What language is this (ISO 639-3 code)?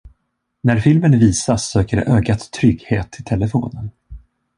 swe